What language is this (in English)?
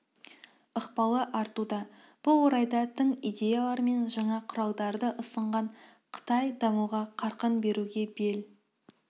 Kazakh